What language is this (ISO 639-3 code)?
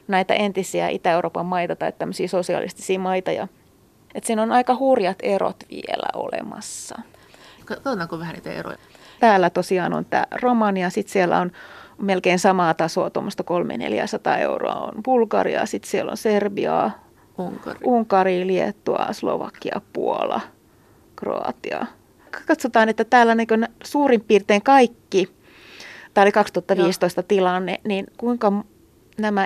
fin